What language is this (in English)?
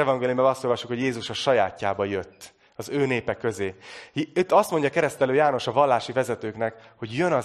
Hungarian